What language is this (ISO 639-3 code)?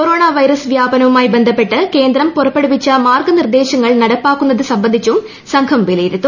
mal